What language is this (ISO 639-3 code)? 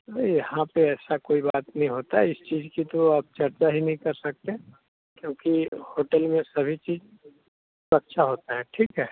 hin